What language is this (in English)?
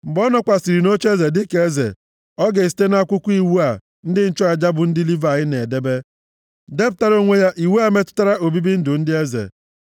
Igbo